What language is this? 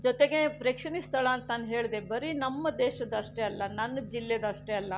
Kannada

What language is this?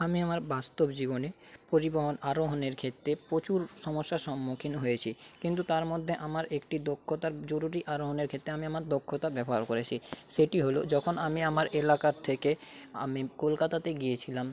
Bangla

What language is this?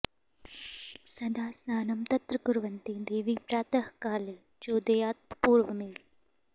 Sanskrit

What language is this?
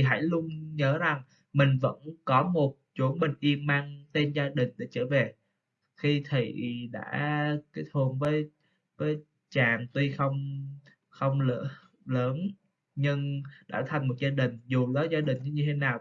Vietnamese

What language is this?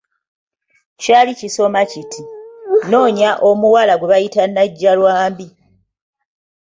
Ganda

